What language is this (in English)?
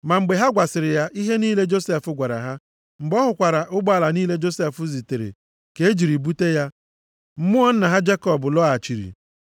Igbo